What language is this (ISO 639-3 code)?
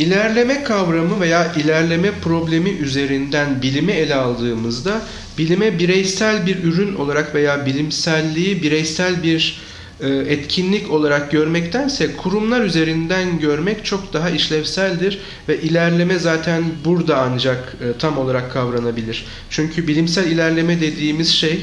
tur